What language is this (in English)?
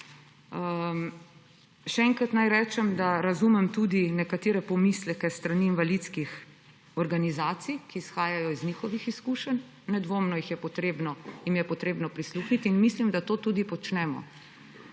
Slovenian